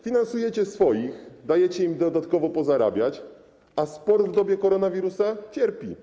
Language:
Polish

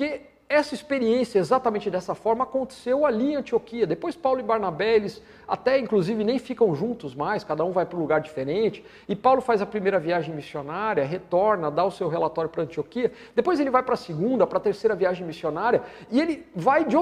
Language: Portuguese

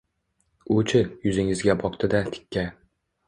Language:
Uzbek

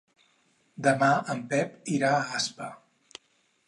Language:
Catalan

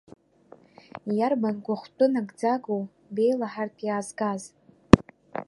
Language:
Abkhazian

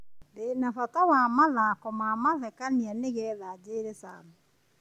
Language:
Kikuyu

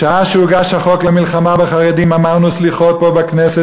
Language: Hebrew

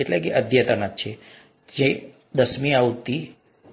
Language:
Gujarati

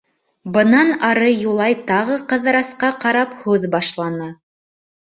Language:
Bashkir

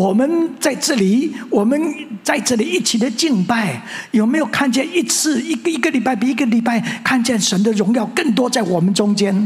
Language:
Chinese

